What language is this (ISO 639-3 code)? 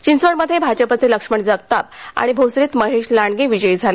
mar